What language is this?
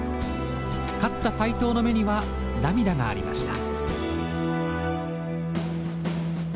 Japanese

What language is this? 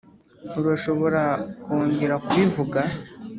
Kinyarwanda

